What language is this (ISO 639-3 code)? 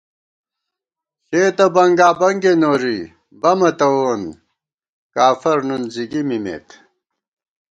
gwt